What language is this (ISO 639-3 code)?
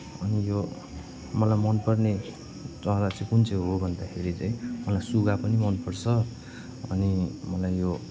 nep